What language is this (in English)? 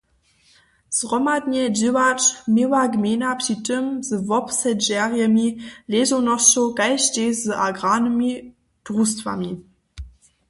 Upper Sorbian